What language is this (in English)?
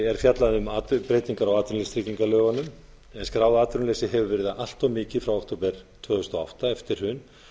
Icelandic